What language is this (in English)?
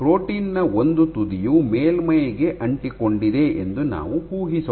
Kannada